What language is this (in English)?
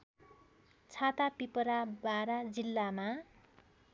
Nepali